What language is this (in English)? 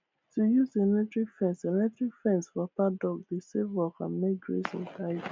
Nigerian Pidgin